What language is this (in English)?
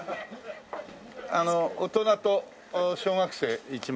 Japanese